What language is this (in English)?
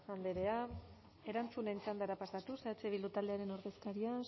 Basque